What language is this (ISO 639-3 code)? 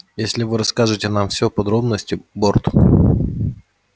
rus